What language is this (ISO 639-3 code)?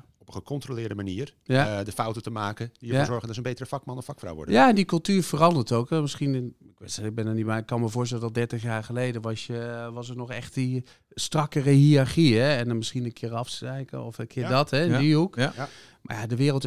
nld